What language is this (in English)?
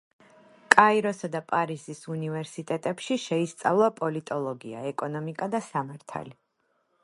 Georgian